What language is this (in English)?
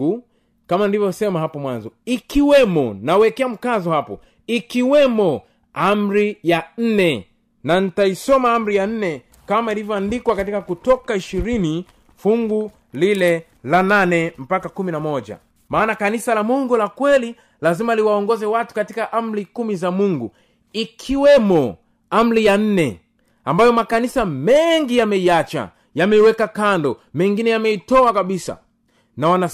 Swahili